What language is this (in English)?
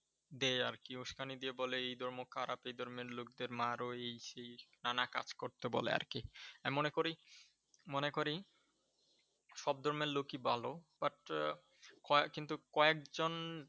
Bangla